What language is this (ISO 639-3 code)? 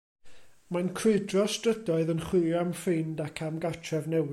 cym